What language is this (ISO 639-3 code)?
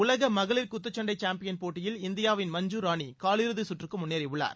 tam